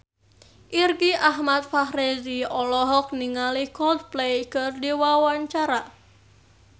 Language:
Sundanese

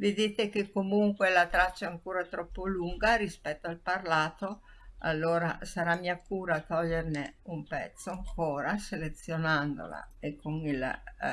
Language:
Italian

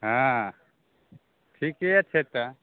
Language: Maithili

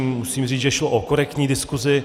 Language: Czech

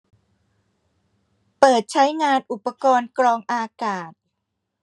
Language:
Thai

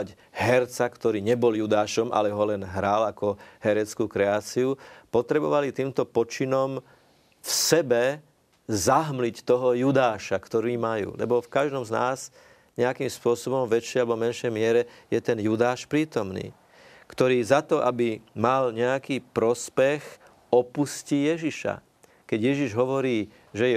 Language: Slovak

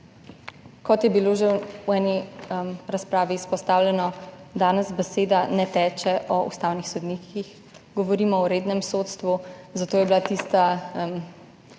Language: Slovenian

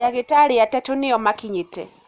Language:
Kikuyu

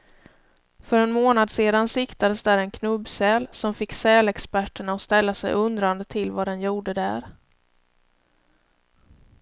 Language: Swedish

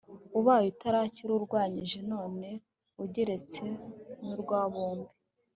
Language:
Kinyarwanda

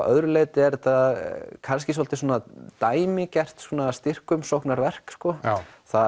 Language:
Icelandic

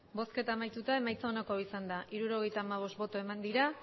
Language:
Basque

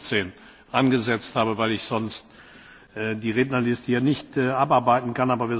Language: German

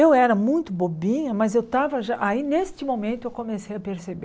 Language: Portuguese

